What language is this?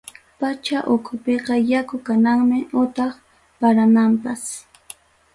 Ayacucho Quechua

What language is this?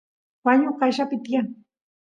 Santiago del Estero Quichua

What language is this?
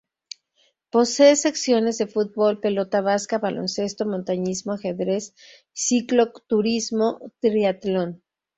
Spanish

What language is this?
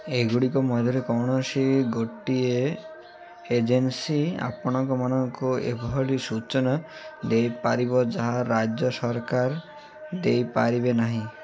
Odia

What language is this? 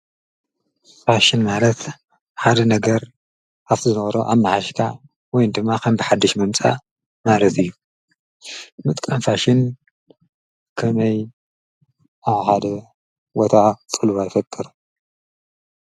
Tigrinya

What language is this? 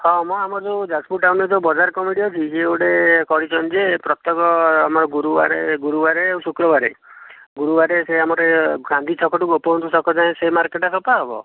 Odia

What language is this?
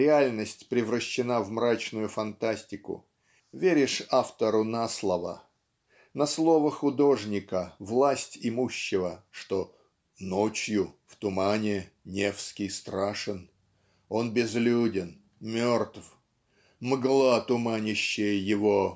Russian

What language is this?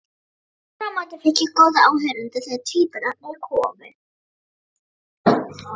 Icelandic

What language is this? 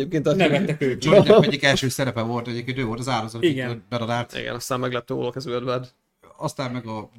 Hungarian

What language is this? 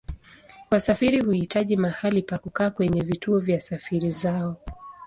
Swahili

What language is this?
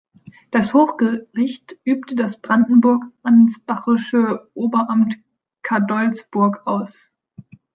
German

